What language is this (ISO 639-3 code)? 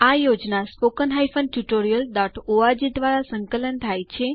guj